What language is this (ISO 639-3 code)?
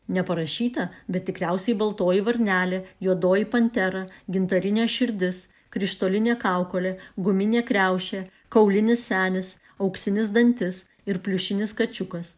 lit